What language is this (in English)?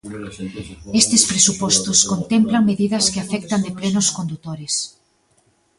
Galician